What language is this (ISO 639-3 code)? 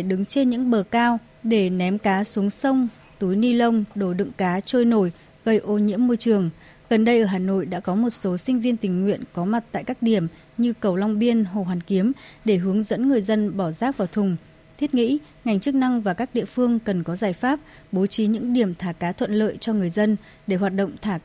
vie